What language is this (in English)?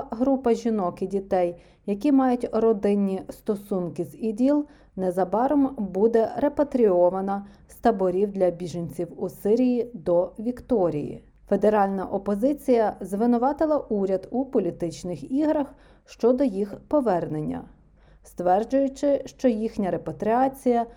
Ukrainian